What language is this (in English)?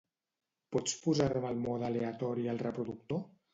Catalan